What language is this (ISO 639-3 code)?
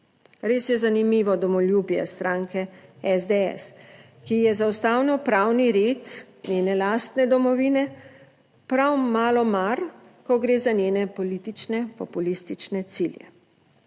slv